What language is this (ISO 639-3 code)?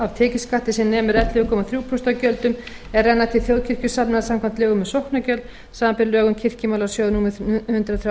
isl